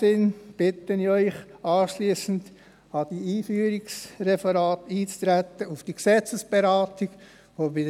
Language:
Swiss German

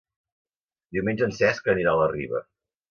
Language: Catalan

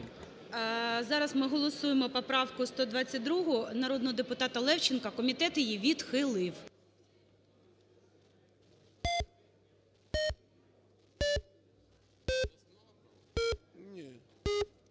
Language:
Ukrainian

